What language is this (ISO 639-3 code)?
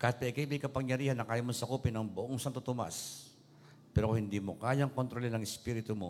fil